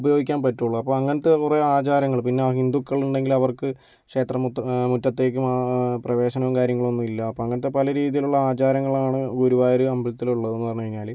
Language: Malayalam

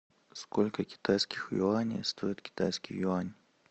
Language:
Russian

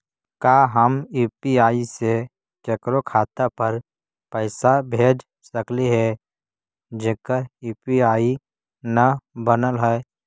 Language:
Magahi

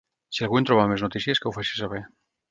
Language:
Catalan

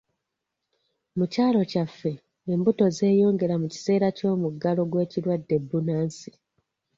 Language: Ganda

